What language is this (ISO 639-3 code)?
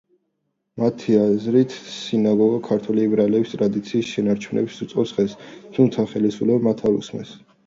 kat